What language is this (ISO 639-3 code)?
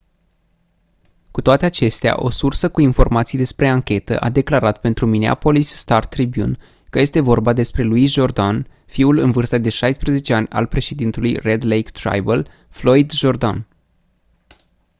ron